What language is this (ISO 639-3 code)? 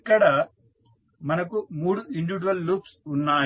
tel